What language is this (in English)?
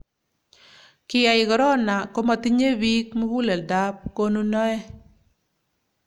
Kalenjin